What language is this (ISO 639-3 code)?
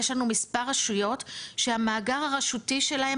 heb